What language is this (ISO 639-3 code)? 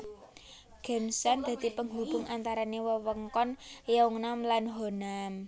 jav